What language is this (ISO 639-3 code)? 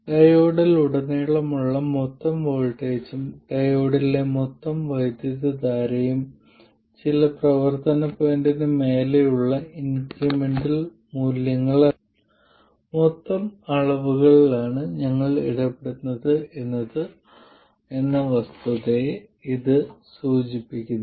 mal